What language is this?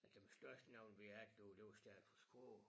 Danish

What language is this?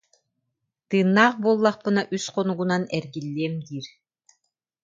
Yakut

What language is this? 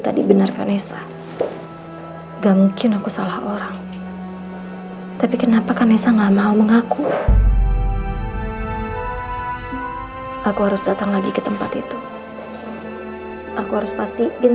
Indonesian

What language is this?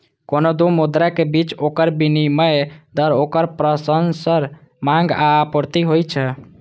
Maithili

